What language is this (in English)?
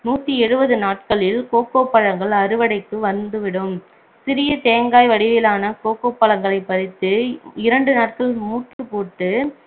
Tamil